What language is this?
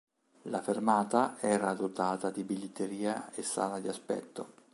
Italian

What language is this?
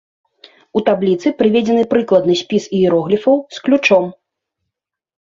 Belarusian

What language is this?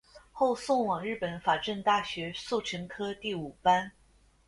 Chinese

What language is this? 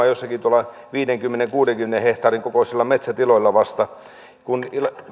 Finnish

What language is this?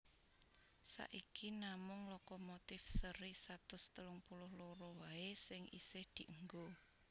Javanese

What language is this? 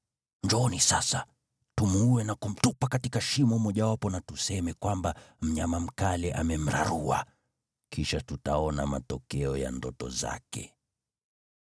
Swahili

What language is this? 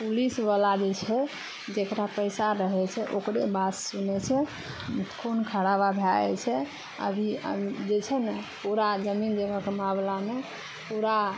Maithili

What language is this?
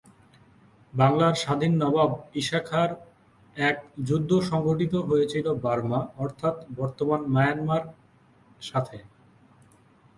Bangla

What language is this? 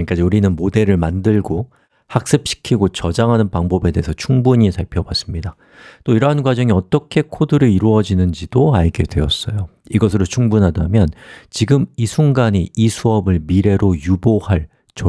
Korean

